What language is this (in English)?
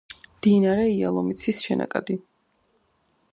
Georgian